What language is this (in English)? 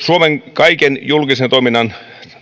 Finnish